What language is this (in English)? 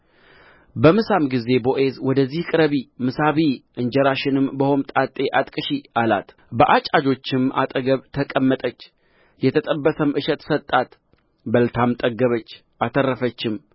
Amharic